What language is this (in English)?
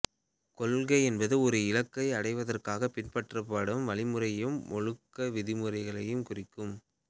Tamil